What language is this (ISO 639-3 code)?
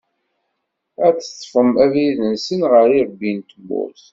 kab